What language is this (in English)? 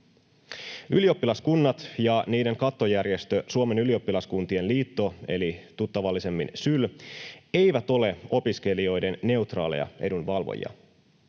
Finnish